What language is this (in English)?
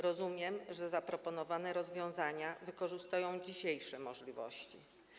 Polish